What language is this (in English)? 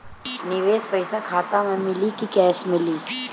Bhojpuri